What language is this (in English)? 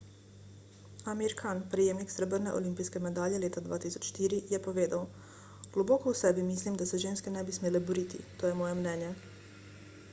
Slovenian